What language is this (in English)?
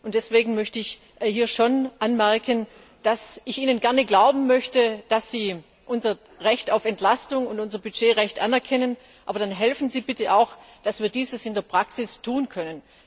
German